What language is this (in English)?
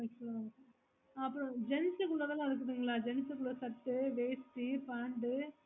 Tamil